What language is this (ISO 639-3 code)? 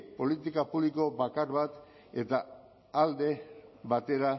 eus